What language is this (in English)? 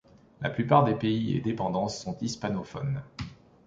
French